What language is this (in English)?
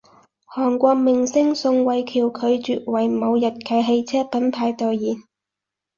Cantonese